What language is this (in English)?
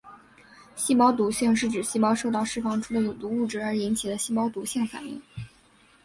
Chinese